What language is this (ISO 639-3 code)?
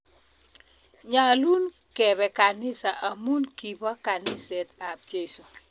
kln